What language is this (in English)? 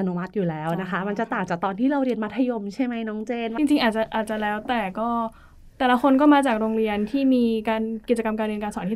Thai